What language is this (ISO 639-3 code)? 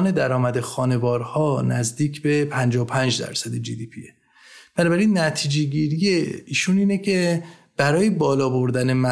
fas